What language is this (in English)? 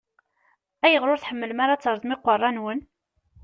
Kabyle